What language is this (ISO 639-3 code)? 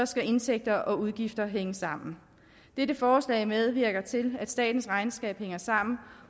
dan